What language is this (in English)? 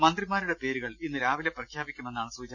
Malayalam